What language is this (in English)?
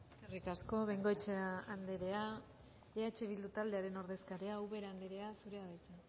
Basque